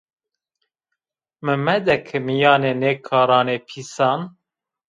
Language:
Zaza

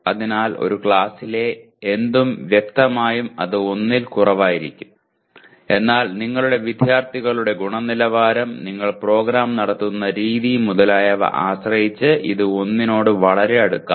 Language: Malayalam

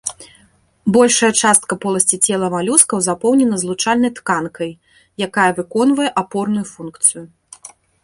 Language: Belarusian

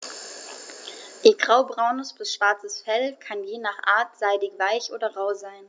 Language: German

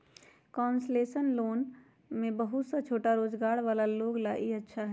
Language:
Magahi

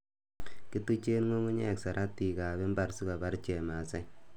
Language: Kalenjin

